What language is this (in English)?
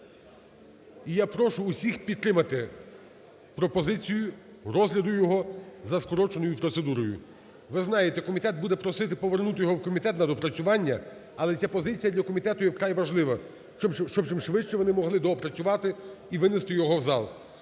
Ukrainian